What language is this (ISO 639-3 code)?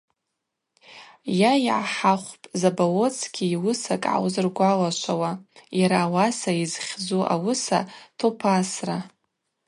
abq